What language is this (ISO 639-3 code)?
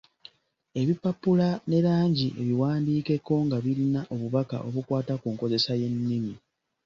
lug